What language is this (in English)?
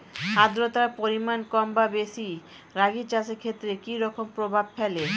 Bangla